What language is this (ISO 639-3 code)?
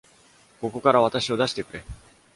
jpn